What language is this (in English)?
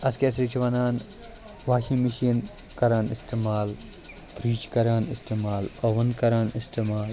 Kashmiri